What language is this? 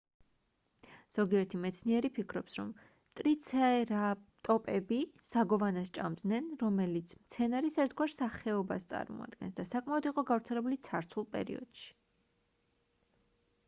Georgian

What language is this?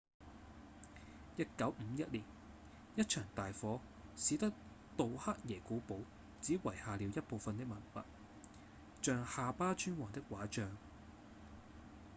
Cantonese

